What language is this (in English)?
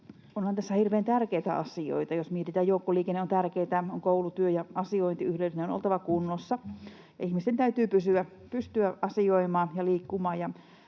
Finnish